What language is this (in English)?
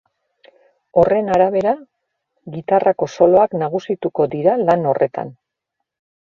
Basque